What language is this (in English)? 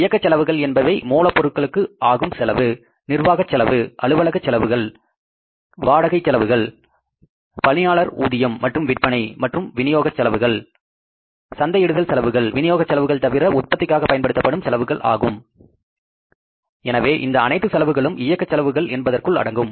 Tamil